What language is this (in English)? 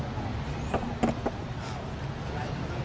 Thai